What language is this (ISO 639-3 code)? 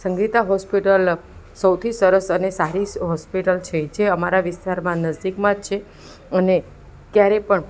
guj